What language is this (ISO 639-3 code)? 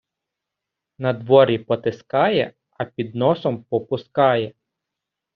ukr